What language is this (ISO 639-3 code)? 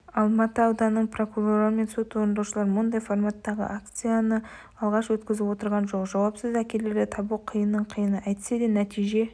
kaz